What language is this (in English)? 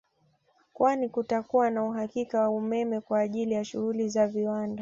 Swahili